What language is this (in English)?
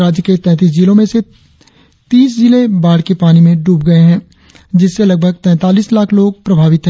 Hindi